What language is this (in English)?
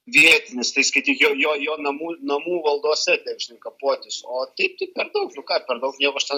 Lithuanian